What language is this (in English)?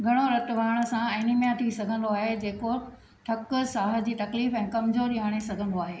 Sindhi